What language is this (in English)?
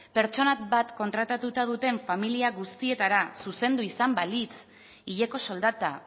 Basque